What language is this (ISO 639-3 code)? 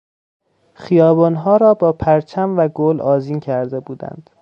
fas